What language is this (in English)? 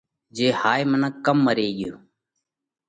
Parkari Koli